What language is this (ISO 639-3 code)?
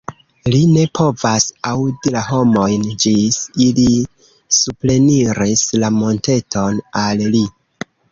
epo